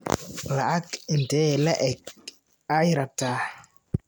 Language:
Somali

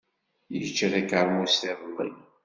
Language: Kabyle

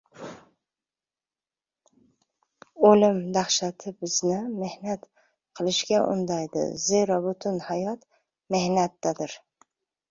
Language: Uzbek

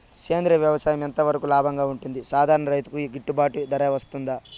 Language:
Telugu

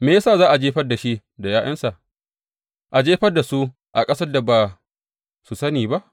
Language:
Hausa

